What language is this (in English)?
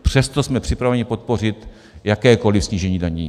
Czech